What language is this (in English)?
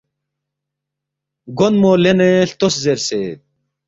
Balti